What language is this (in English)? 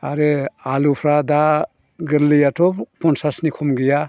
Bodo